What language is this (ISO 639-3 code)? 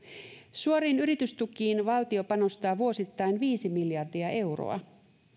fin